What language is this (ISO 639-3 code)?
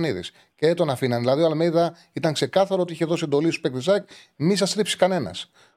ell